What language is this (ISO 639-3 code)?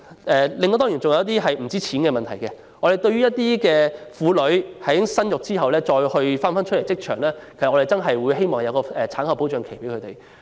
yue